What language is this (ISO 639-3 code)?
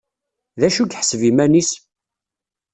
kab